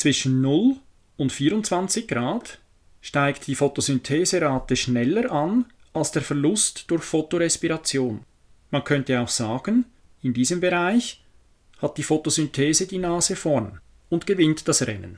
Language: German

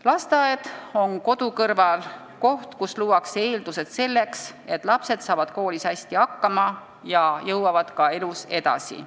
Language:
Estonian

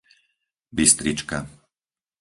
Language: Slovak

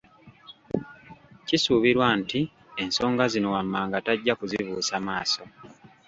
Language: Ganda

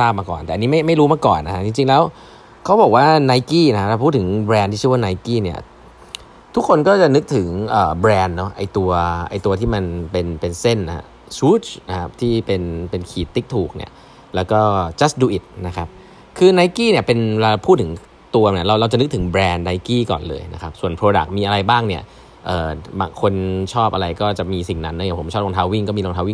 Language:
Thai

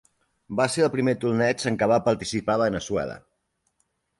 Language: Catalan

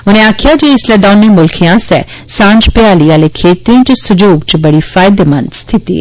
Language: Dogri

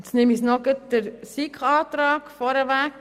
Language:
Swiss German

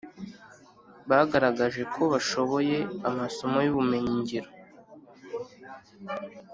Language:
Kinyarwanda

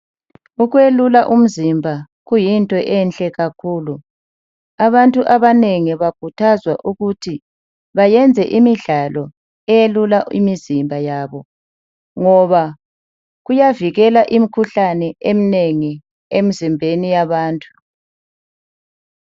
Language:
North Ndebele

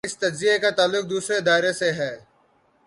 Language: Urdu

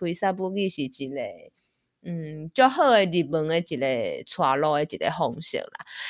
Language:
Chinese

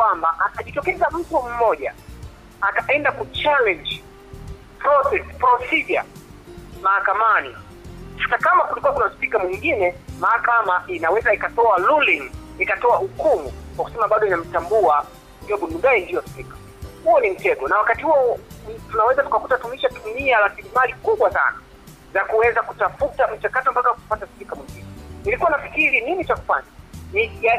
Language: Swahili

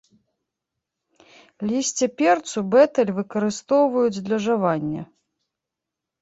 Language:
Belarusian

